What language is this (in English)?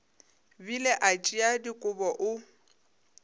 Northern Sotho